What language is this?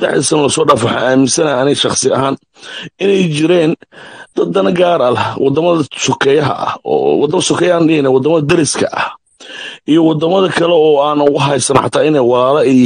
Arabic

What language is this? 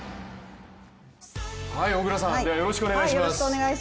Japanese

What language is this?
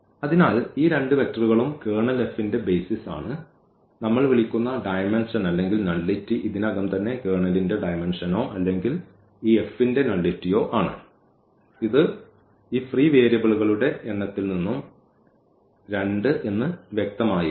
Malayalam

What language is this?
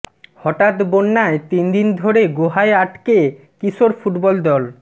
Bangla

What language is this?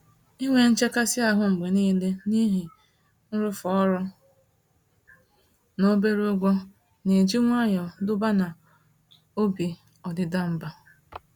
Igbo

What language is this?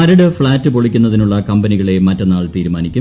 Malayalam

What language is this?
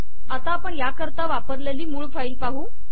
Marathi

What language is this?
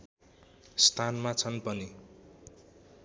Nepali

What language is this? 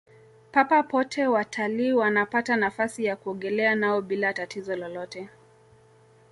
Swahili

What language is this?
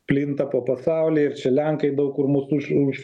Lithuanian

